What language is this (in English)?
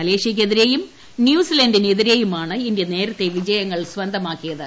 Malayalam